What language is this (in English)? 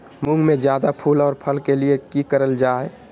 Magahi